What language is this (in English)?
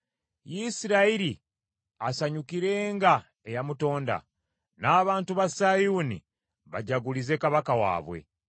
Ganda